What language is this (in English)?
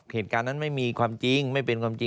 Thai